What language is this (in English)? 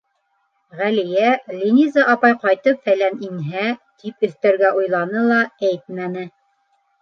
Bashkir